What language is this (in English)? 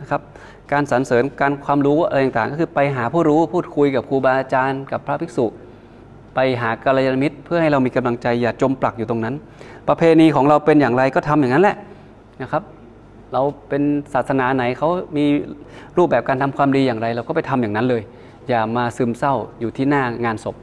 Thai